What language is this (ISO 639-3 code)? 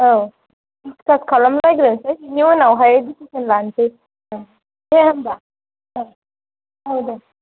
brx